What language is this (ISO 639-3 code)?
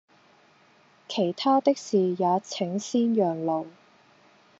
yue